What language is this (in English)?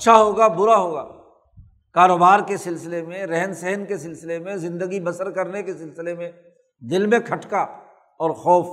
Urdu